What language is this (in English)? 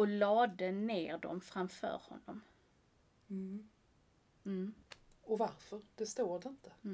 Swedish